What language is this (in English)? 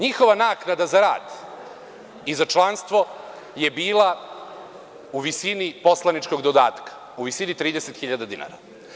Serbian